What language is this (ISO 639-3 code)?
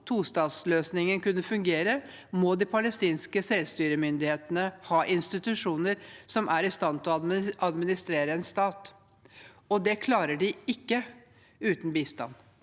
nor